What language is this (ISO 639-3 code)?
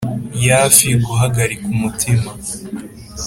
kin